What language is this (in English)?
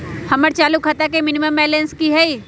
Magahi